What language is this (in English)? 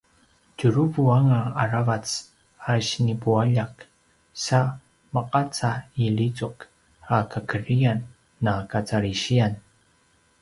Paiwan